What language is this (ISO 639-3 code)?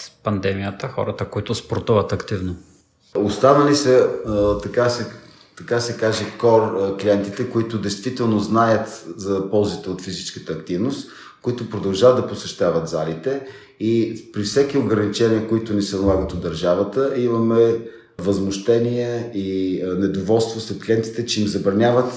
bul